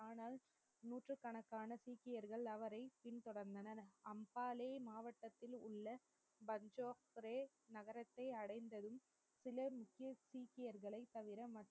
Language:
Tamil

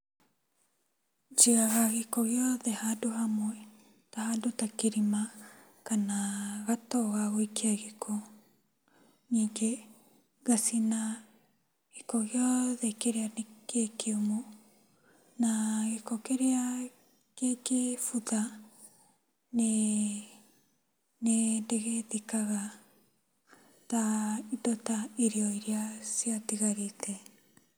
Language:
Kikuyu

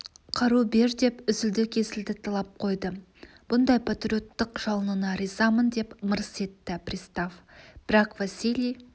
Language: Kazakh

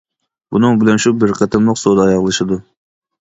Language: Uyghur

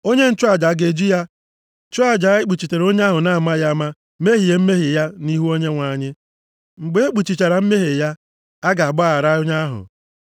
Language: Igbo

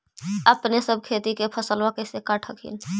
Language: Magahi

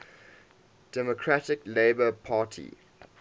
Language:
English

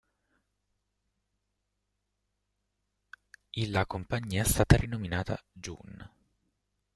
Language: Italian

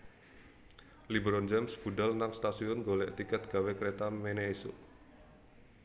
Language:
Javanese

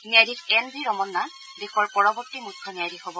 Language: Assamese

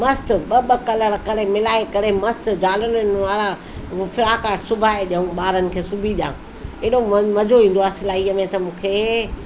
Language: Sindhi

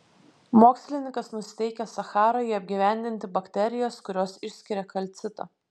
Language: Lithuanian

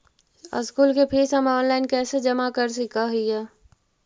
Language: Magahi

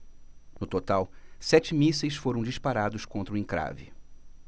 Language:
Portuguese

